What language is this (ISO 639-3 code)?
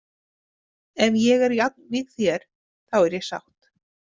isl